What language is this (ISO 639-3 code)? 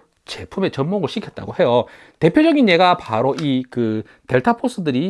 kor